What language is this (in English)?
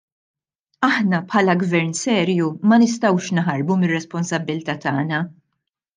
Maltese